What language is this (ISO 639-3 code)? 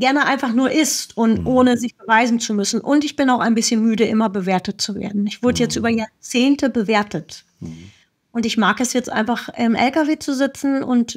deu